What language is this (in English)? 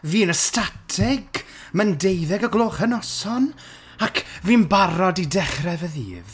Welsh